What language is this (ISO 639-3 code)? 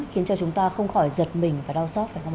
vie